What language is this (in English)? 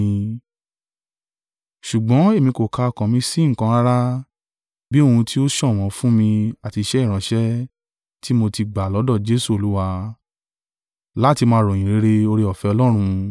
Yoruba